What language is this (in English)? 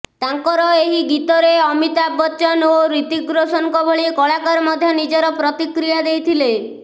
Odia